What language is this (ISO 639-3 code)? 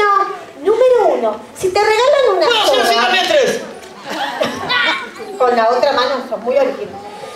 spa